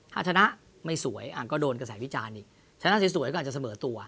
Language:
Thai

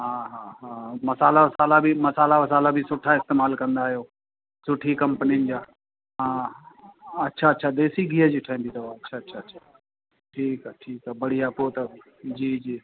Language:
Sindhi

